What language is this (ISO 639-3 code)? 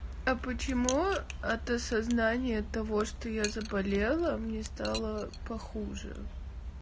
rus